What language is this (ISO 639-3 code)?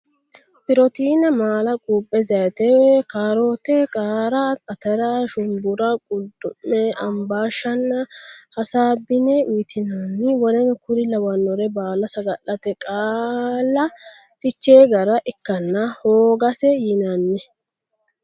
sid